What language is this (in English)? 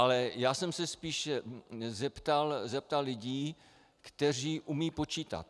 Czech